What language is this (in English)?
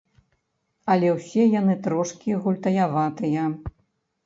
Belarusian